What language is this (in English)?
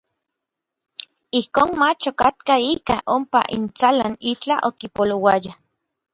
Orizaba Nahuatl